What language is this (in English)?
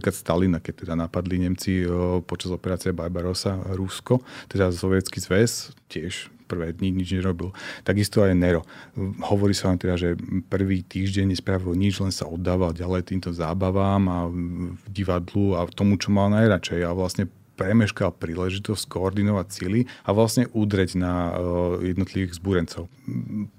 Slovak